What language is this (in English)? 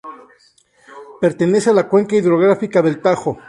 Spanish